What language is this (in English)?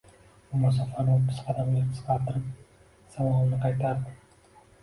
Uzbek